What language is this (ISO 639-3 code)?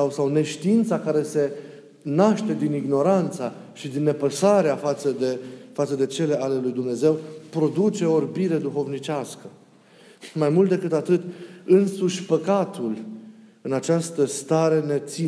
ron